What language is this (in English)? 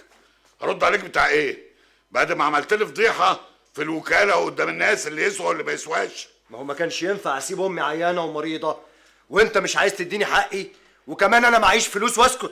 Arabic